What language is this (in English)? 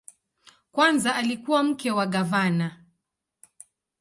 Swahili